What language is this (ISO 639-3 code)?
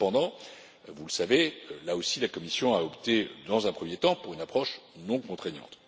fra